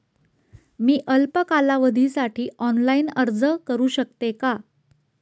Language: Marathi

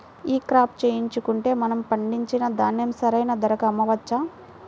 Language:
Telugu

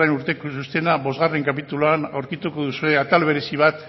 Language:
Basque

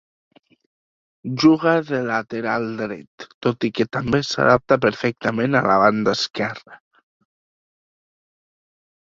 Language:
Catalan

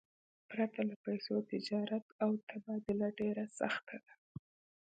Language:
Pashto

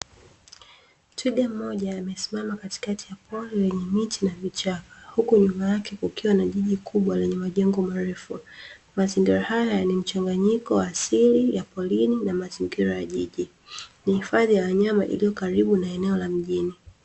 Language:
Swahili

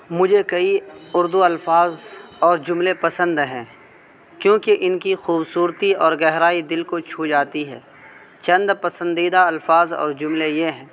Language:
Urdu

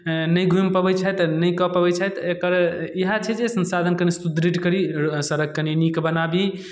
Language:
Maithili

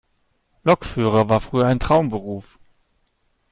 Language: German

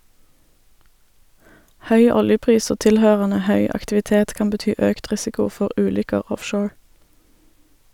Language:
Norwegian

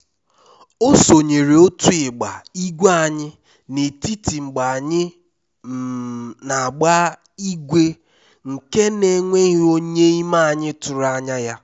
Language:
Igbo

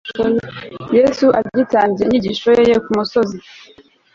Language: Kinyarwanda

